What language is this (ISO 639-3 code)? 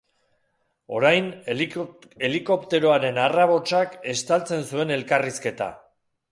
eus